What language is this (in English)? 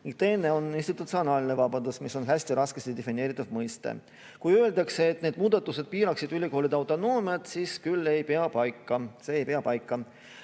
Estonian